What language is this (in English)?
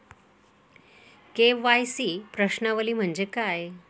Marathi